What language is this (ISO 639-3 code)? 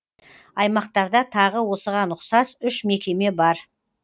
kaz